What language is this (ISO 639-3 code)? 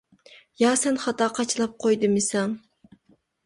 uig